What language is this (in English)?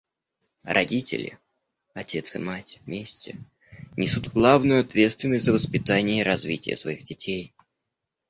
Russian